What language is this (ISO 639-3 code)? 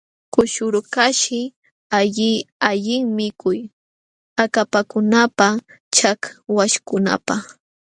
qxw